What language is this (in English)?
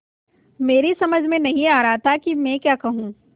Hindi